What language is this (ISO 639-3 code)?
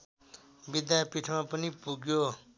nep